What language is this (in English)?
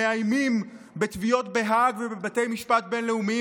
Hebrew